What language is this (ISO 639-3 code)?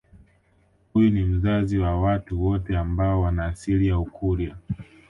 swa